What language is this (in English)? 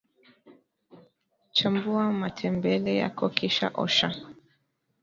Swahili